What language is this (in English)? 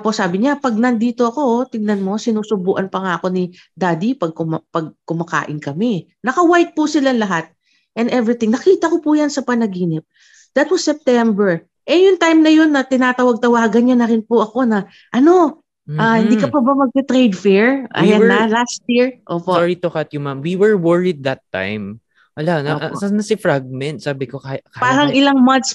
Filipino